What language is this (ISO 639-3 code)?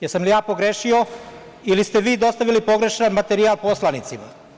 srp